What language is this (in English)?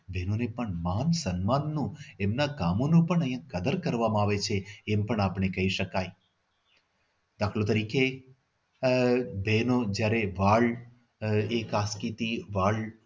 Gujarati